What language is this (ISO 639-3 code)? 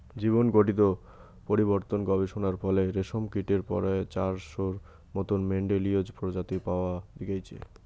ben